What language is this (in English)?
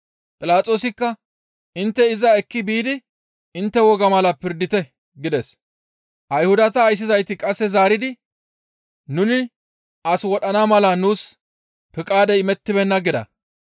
Gamo